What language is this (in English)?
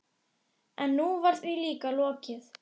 Icelandic